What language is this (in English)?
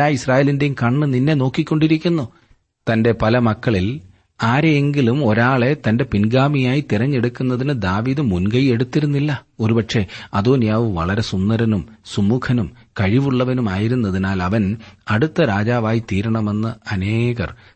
Malayalam